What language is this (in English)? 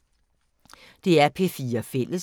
Danish